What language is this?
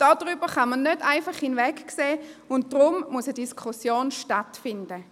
Swiss German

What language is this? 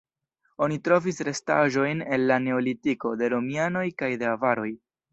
Esperanto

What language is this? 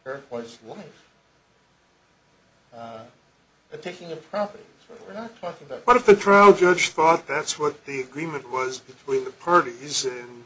English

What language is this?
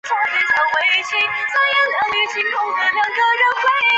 Chinese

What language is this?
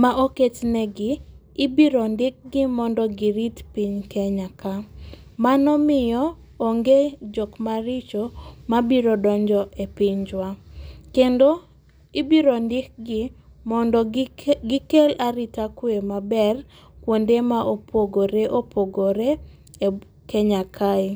Luo (Kenya and Tanzania)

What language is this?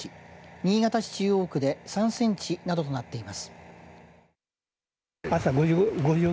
Japanese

